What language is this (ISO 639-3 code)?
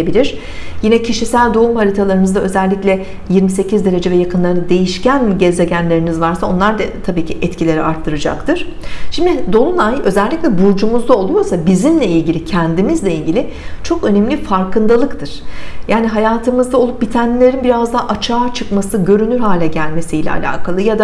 tur